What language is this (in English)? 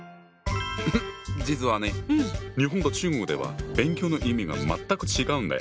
Japanese